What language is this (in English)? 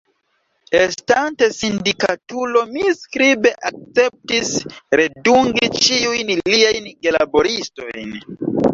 Esperanto